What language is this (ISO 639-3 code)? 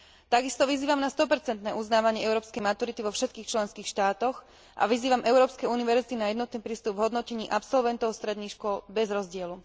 slk